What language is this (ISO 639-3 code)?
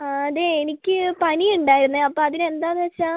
mal